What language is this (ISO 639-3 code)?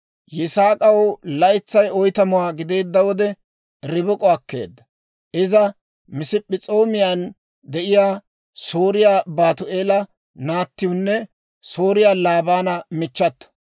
dwr